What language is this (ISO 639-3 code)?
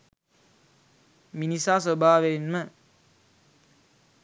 sin